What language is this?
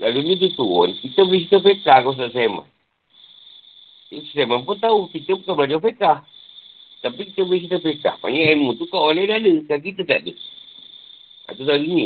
Malay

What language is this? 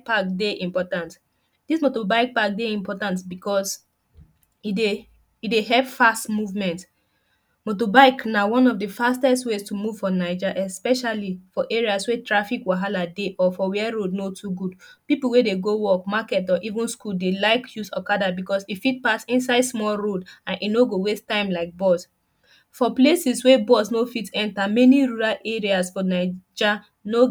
Nigerian Pidgin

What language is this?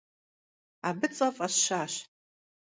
Kabardian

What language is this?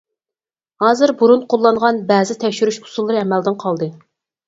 Uyghur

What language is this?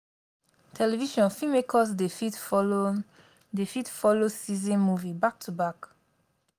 Nigerian Pidgin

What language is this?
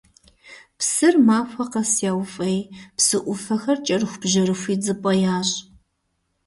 Kabardian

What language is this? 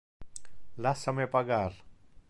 Interlingua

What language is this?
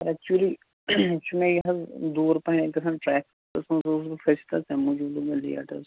Kashmiri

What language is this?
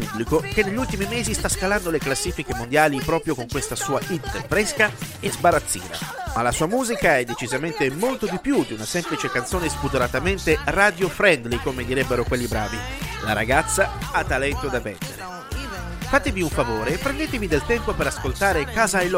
Italian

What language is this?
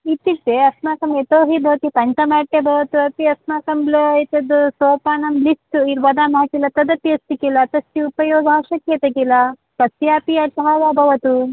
Sanskrit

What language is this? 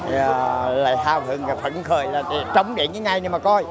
Vietnamese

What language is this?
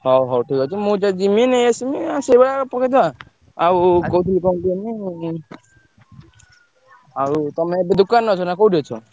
Odia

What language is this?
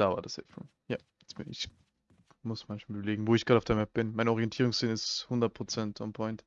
German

